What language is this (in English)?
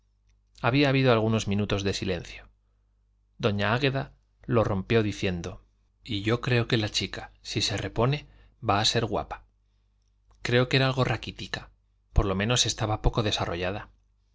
Spanish